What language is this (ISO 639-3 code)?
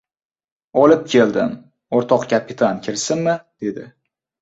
uzb